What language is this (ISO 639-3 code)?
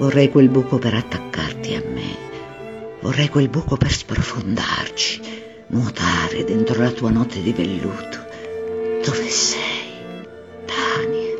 ita